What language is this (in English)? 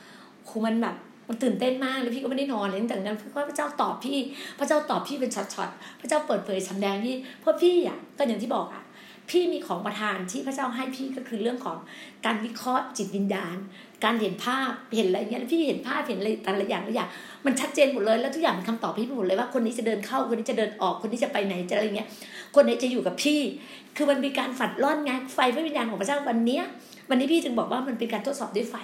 Thai